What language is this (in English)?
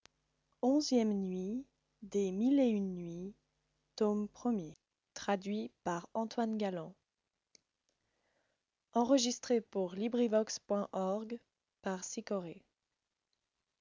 French